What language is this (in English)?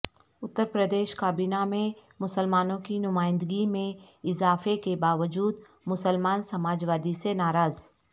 Urdu